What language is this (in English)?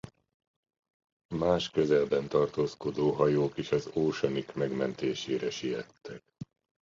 Hungarian